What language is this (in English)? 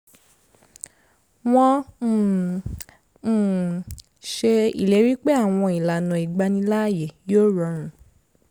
Yoruba